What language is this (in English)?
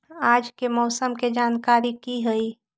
Magahi